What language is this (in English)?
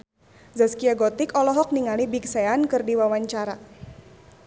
Sundanese